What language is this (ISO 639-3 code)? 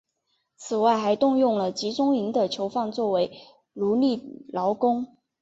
zho